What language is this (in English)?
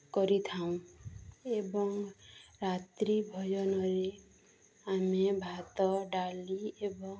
Odia